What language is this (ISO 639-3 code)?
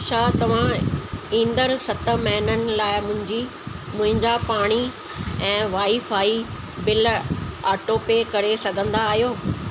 snd